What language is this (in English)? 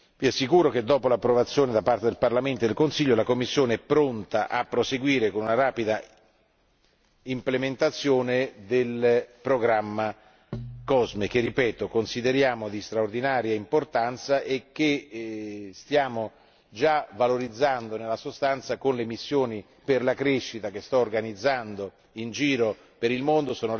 Italian